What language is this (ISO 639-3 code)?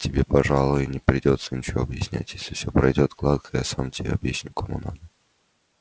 rus